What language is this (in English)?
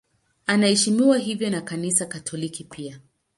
Swahili